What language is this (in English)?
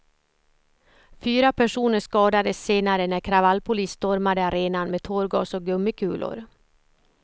Swedish